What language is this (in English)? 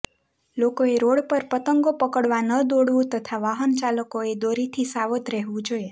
Gujarati